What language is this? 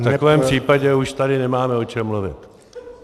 Czech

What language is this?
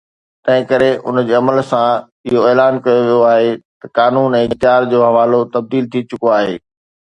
Sindhi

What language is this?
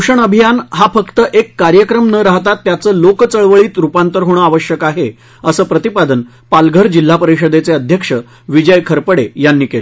Marathi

